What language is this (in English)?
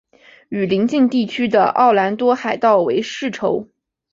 Chinese